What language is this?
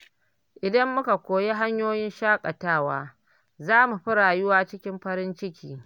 Hausa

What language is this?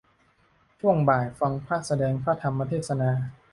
Thai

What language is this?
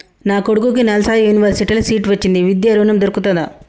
Telugu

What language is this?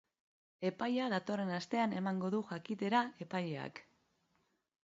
Basque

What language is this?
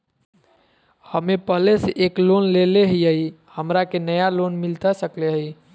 Magahi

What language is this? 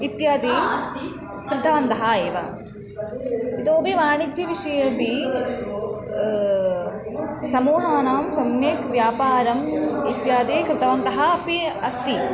Sanskrit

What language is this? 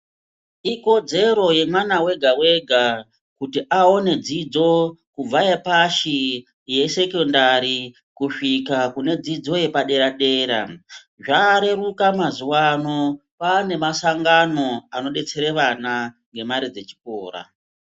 Ndau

